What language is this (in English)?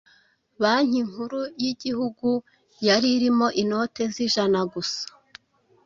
Kinyarwanda